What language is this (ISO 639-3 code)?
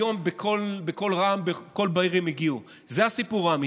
heb